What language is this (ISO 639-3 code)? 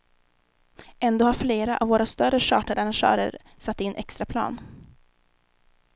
swe